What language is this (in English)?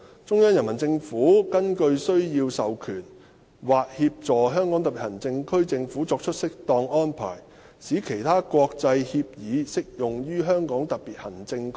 Cantonese